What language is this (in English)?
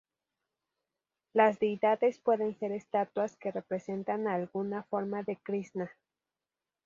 Spanish